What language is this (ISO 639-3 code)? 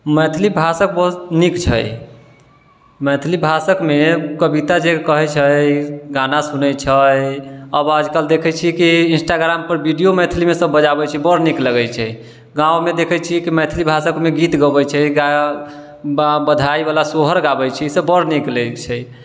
mai